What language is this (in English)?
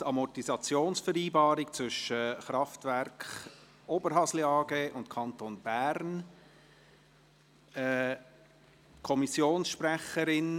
Swiss German